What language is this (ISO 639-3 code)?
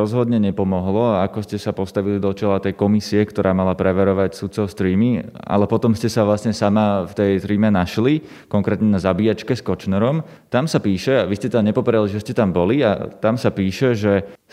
slk